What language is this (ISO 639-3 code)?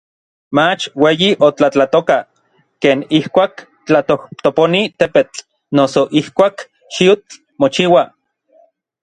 nlv